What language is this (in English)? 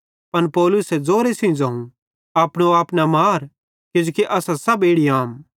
Bhadrawahi